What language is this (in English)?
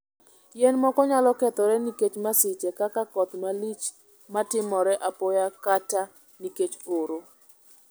Luo (Kenya and Tanzania)